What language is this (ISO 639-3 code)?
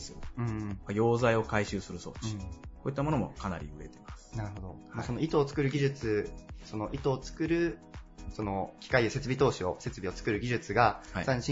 jpn